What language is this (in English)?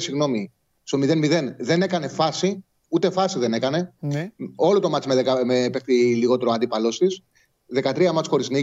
Greek